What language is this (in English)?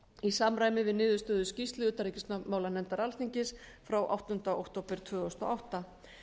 Icelandic